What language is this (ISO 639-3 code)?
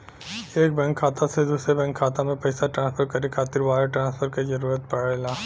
bho